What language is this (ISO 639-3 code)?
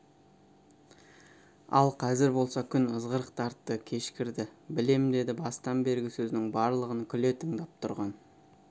kaz